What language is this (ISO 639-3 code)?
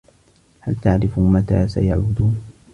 ara